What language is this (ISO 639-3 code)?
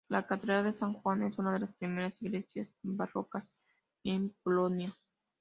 spa